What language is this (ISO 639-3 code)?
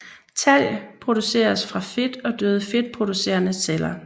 dan